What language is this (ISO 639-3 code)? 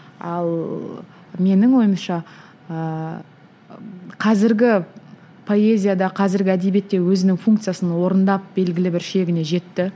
kaz